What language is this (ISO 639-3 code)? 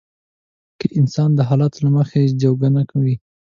pus